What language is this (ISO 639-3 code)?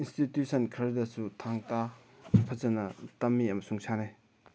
mni